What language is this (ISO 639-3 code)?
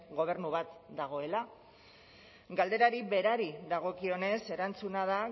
eus